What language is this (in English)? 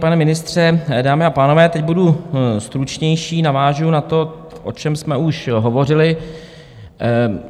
Czech